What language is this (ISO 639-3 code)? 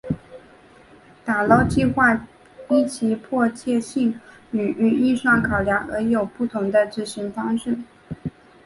zho